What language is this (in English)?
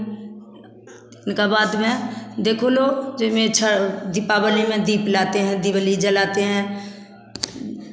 Hindi